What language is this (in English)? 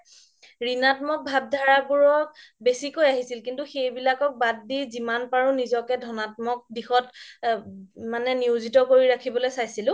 Assamese